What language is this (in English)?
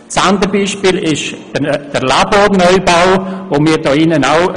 Swiss German